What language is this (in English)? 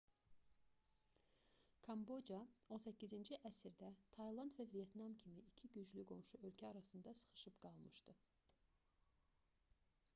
Azerbaijani